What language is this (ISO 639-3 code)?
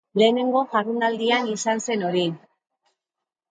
eus